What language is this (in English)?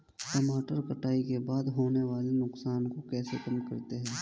Hindi